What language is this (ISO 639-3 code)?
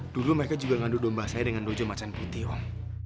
ind